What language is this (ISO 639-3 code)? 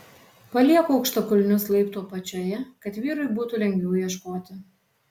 lit